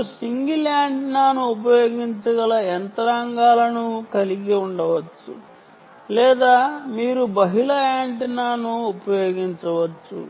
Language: Telugu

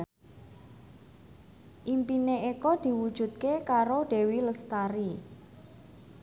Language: Javanese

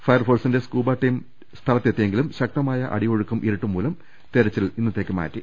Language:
Malayalam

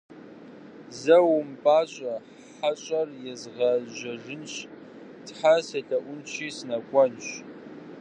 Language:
Kabardian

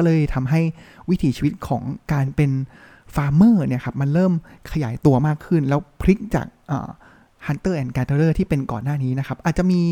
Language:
Thai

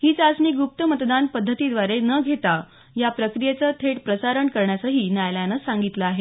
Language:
Marathi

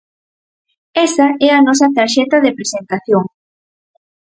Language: Galician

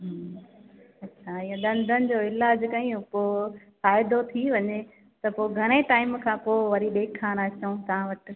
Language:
Sindhi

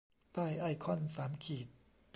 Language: Thai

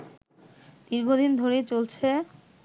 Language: Bangla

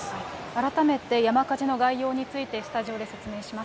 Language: Japanese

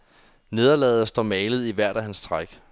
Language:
Danish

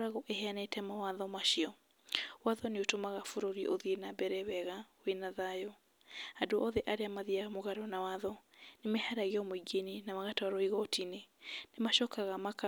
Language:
Kikuyu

